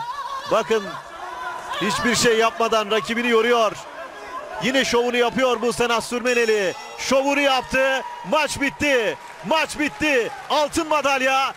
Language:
Turkish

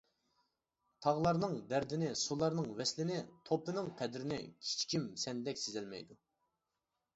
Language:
Uyghur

